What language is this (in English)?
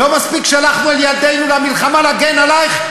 Hebrew